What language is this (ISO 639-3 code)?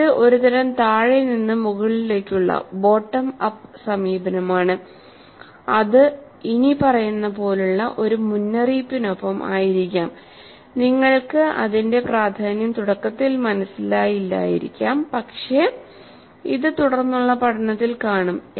mal